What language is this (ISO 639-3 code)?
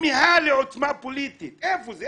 heb